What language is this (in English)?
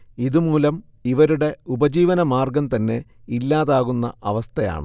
Malayalam